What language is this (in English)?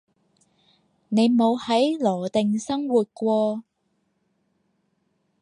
Cantonese